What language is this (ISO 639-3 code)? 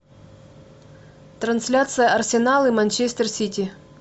rus